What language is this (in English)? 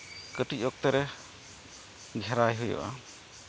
Santali